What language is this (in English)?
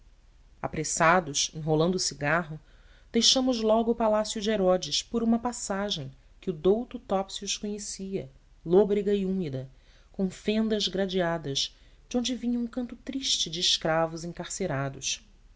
Portuguese